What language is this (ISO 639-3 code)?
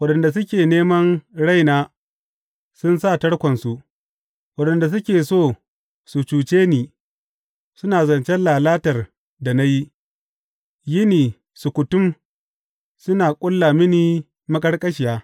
hau